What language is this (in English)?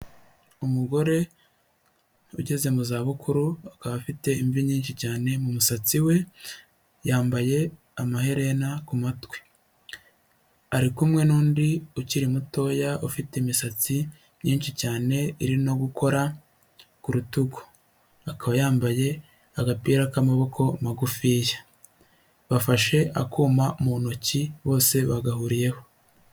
Kinyarwanda